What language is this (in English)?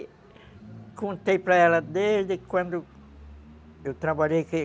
Portuguese